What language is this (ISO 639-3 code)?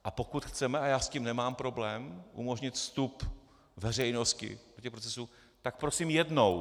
ces